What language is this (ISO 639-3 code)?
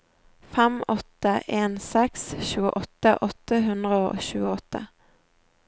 nor